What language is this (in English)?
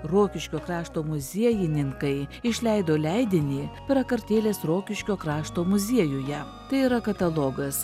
Lithuanian